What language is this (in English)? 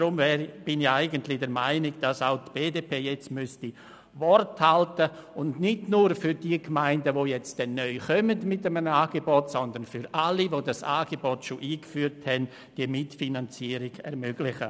Swiss German